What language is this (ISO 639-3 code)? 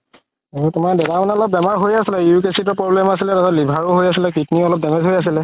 asm